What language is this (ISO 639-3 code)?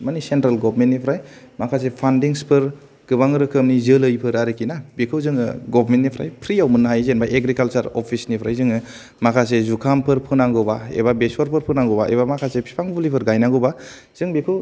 brx